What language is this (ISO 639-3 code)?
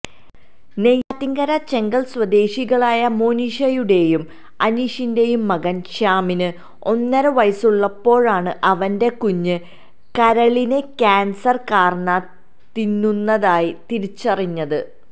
mal